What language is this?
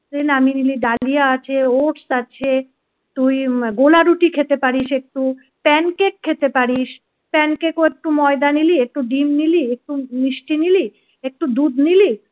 Bangla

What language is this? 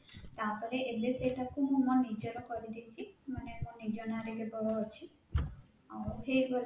Odia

